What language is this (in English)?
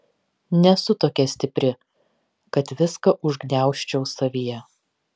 Lithuanian